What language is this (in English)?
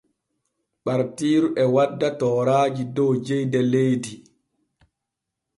Borgu Fulfulde